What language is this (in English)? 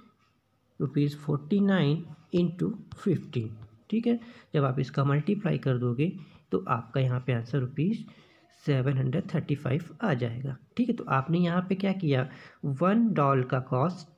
Hindi